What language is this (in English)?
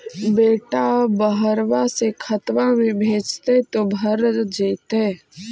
Magahi